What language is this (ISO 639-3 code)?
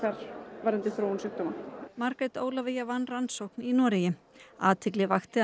isl